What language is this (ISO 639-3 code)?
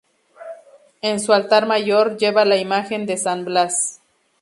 spa